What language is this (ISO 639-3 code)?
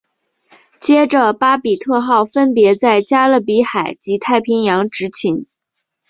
zho